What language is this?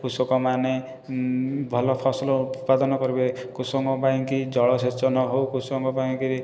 Odia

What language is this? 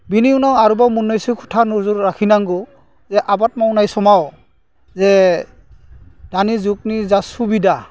Bodo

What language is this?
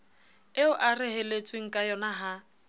Southern Sotho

